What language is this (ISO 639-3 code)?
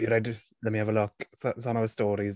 cym